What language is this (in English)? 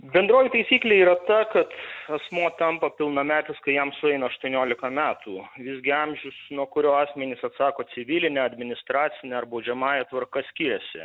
Lithuanian